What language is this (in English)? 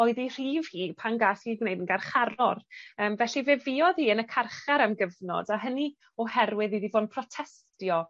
Welsh